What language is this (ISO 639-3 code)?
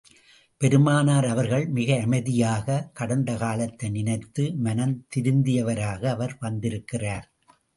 tam